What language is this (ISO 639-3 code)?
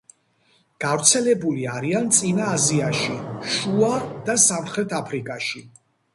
kat